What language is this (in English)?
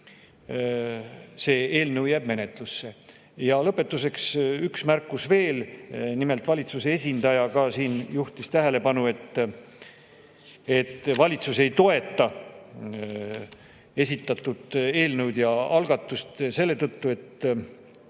Estonian